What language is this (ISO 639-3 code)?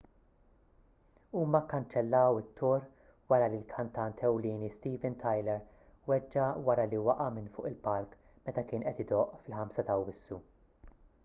mlt